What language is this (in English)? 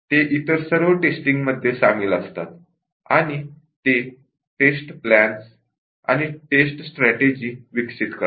Marathi